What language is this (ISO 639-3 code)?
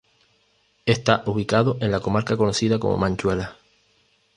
spa